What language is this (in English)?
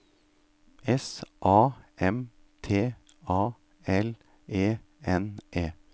Norwegian